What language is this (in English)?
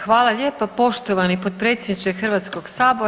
Croatian